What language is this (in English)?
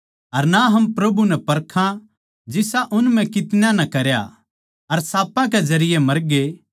Haryanvi